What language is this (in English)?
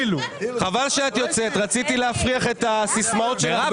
Hebrew